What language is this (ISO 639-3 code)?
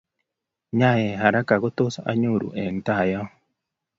kln